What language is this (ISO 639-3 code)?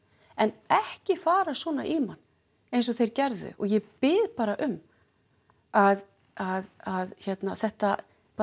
isl